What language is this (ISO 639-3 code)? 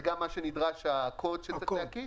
heb